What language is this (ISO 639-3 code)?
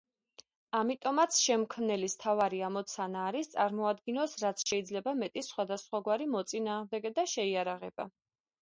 kat